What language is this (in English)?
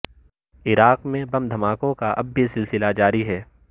Urdu